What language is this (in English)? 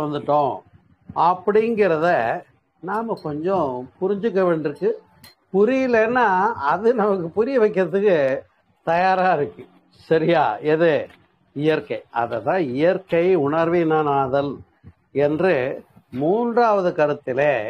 Tamil